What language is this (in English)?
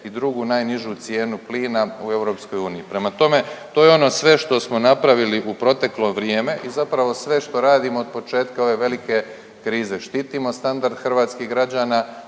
Croatian